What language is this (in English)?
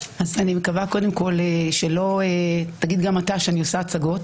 Hebrew